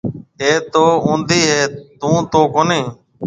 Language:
Marwari (Pakistan)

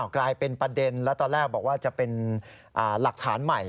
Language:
Thai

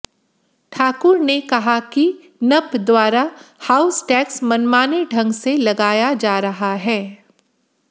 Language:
Hindi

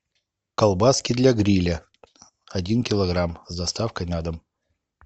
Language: Russian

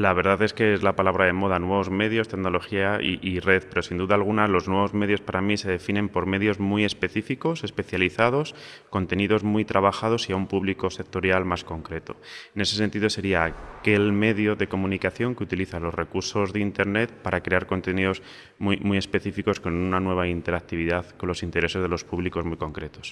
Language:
Spanish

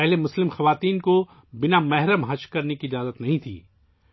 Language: Urdu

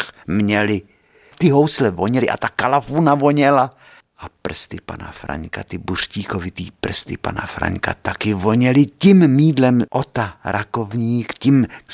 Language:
Czech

